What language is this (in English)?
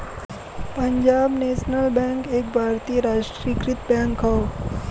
Bhojpuri